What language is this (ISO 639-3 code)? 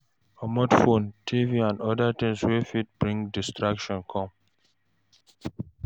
pcm